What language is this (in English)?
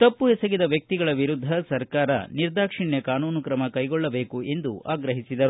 Kannada